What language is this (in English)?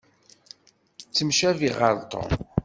Kabyle